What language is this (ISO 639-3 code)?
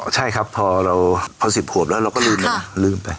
tha